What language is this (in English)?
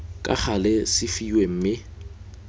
Tswana